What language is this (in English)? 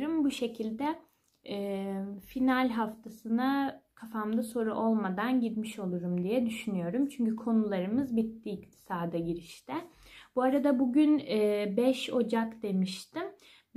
Turkish